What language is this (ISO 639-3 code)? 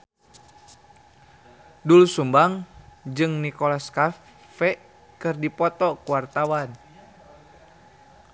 sun